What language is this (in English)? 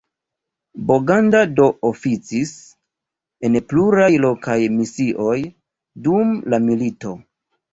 Esperanto